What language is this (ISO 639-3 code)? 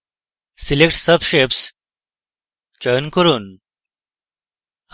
ben